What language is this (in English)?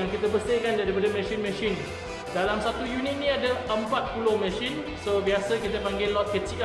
Malay